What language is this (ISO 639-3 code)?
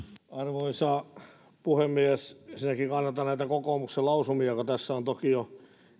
fin